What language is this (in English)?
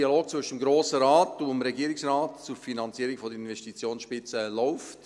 Swiss German